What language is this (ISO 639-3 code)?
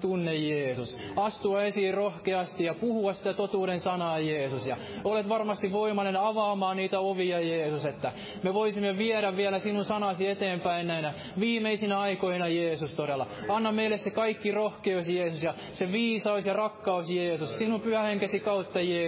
fin